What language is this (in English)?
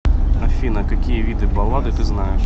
Russian